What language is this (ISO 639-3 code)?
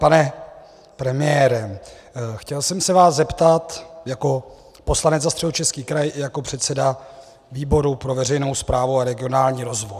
ces